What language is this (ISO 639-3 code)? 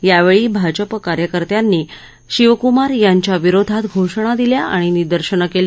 mar